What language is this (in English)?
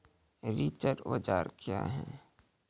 Maithili